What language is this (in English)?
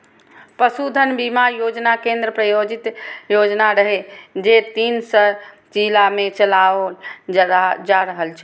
Maithili